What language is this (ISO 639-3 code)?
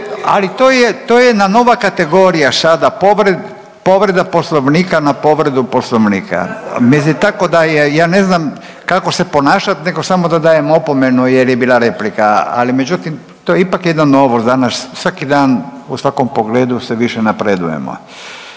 hrv